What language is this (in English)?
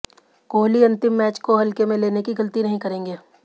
Hindi